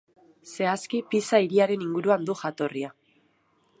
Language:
Basque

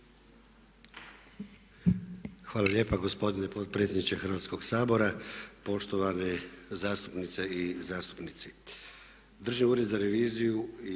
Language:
Croatian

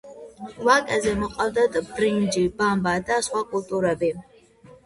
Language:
Georgian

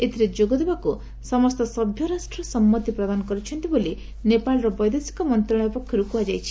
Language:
Odia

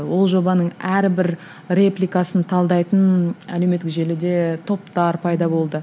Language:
Kazakh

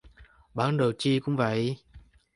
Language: Vietnamese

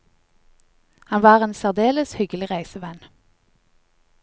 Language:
Norwegian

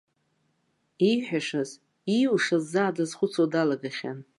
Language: Abkhazian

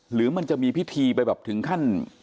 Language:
Thai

